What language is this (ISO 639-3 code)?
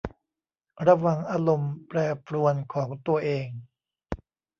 tha